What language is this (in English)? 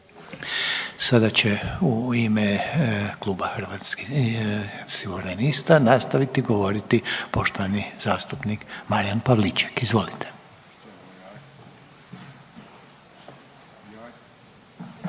Croatian